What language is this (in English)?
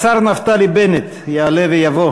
Hebrew